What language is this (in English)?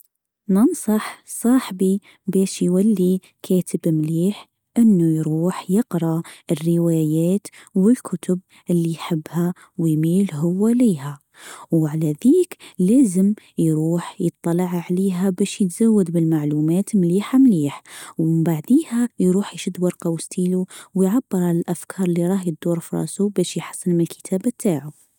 Tunisian Arabic